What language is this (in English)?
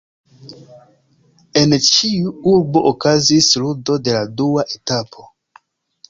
Esperanto